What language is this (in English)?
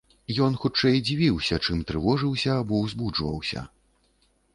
Belarusian